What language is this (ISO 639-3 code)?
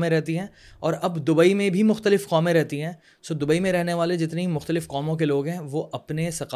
urd